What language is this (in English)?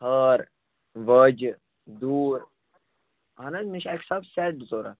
Kashmiri